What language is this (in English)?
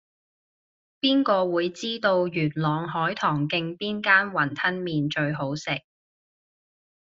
Cantonese